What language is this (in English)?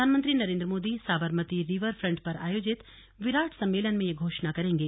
Hindi